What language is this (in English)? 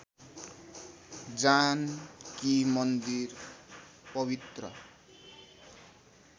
Nepali